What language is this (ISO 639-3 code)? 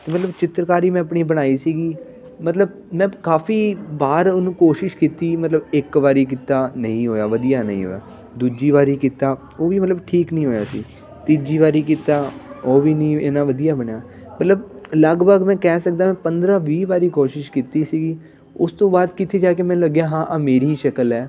pan